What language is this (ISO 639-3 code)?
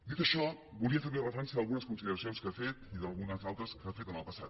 cat